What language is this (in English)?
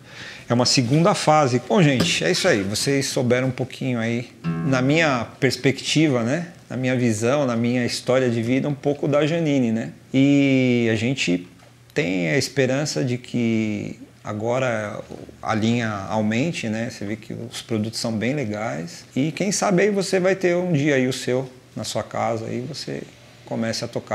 Portuguese